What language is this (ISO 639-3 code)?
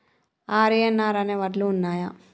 tel